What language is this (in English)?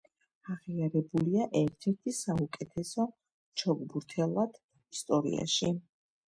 Georgian